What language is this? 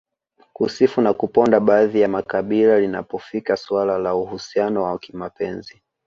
Swahili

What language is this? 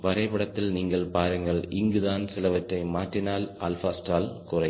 Tamil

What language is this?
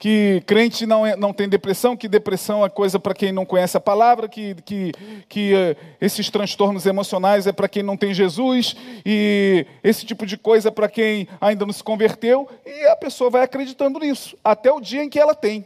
Portuguese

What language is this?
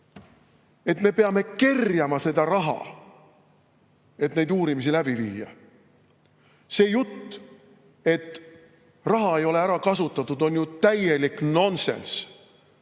Estonian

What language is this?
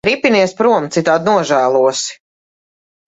Latvian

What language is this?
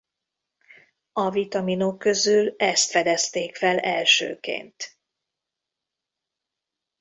Hungarian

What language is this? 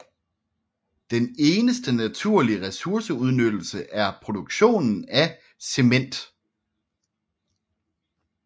Danish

